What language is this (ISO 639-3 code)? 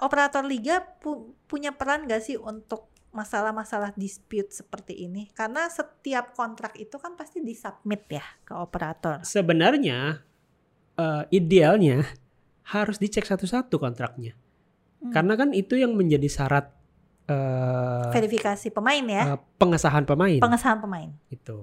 ind